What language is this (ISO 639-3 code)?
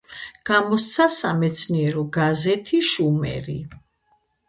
kat